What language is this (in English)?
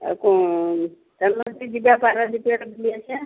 Odia